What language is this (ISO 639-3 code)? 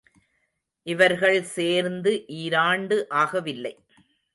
tam